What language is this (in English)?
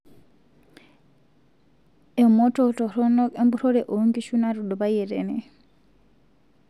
Masai